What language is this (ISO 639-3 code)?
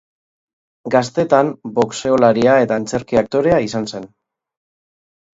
eus